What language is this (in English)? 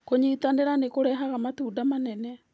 Kikuyu